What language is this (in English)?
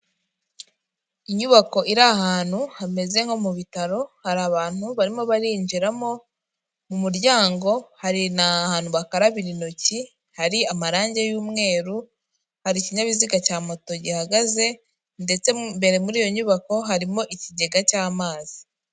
Kinyarwanda